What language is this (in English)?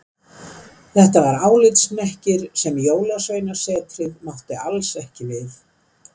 Icelandic